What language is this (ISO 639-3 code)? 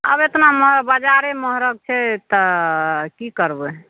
mai